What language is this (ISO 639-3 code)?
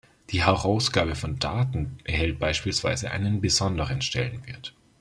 deu